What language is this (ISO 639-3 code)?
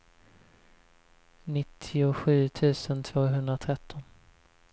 swe